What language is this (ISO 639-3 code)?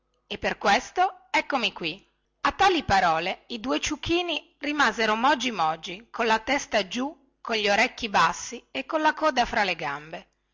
ita